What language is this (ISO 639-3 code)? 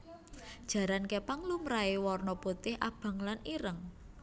jav